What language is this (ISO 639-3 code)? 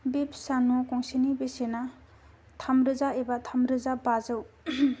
brx